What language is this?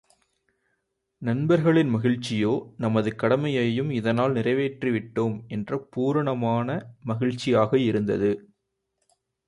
Tamil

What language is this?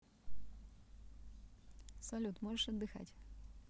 Russian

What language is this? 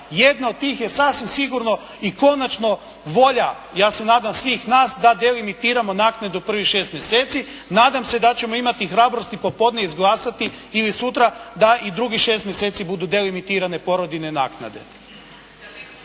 Croatian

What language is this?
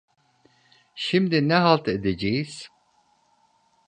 Turkish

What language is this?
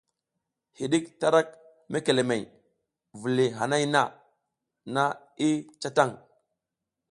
South Giziga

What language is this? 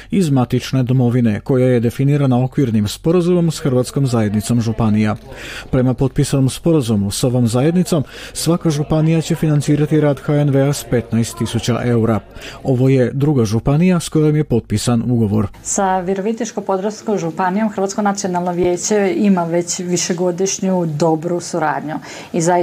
Croatian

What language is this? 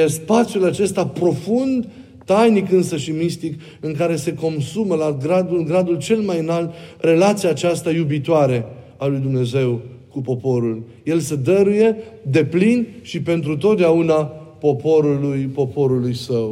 Romanian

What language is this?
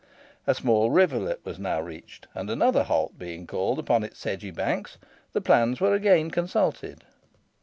English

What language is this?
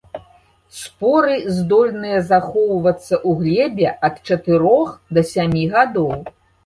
Belarusian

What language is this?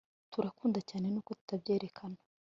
Kinyarwanda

